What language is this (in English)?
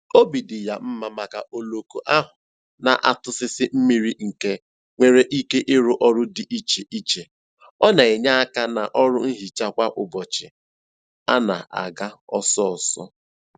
Igbo